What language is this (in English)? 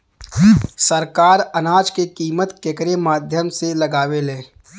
Bhojpuri